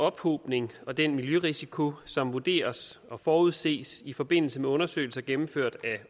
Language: Danish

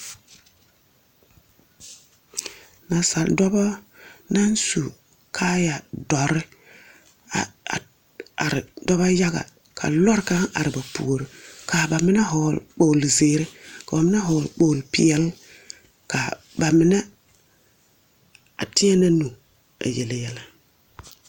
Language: Southern Dagaare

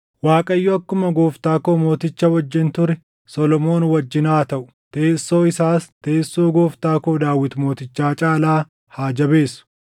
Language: Oromo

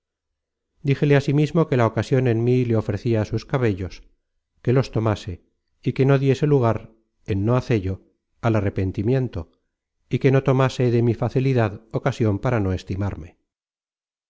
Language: Spanish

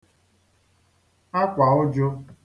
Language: Igbo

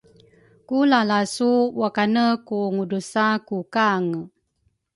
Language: Rukai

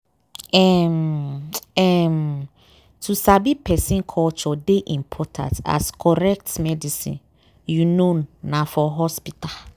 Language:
Nigerian Pidgin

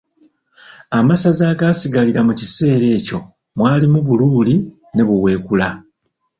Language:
Ganda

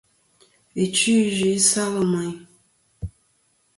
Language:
Kom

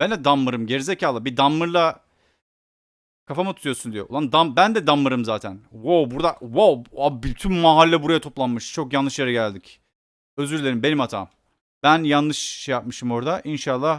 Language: Turkish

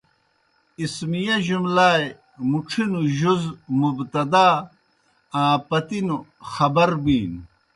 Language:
Kohistani Shina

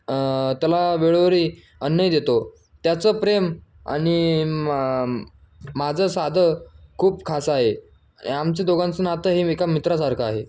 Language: Marathi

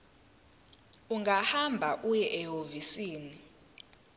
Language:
Zulu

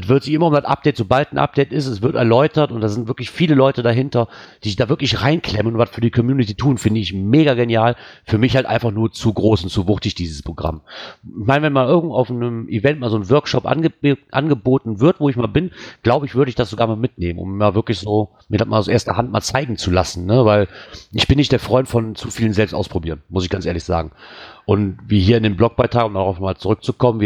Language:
German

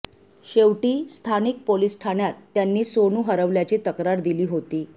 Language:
Marathi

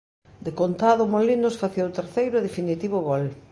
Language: Galician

